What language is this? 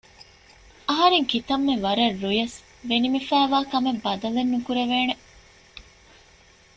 Divehi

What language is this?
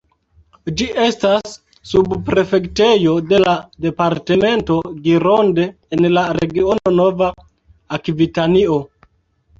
Esperanto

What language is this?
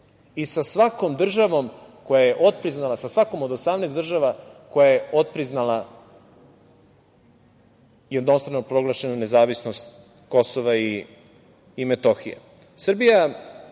Serbian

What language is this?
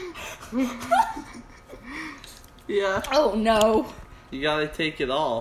English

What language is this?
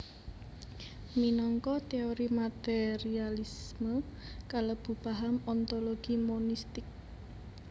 Javanese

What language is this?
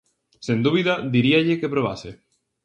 Galician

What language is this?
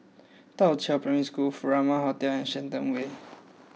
English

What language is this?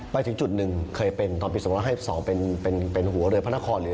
Thai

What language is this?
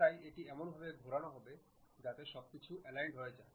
Bangla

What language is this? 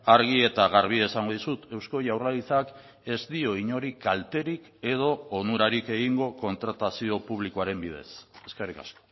Basque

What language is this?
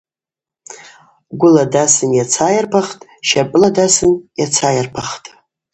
Abaza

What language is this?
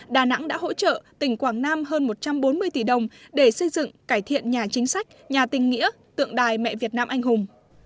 Vietnamese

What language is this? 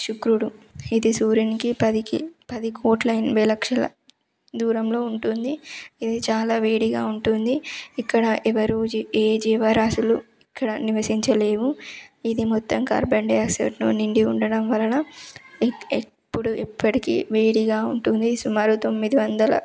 Telugu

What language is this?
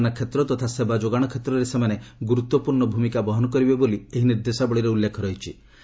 Odia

